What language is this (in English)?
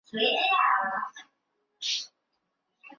Chinese